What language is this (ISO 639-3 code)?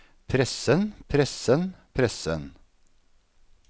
nor